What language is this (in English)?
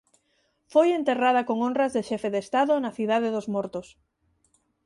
Galician